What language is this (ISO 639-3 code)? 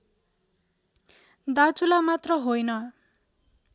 nep